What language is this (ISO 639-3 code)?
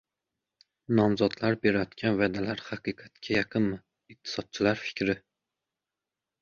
uzb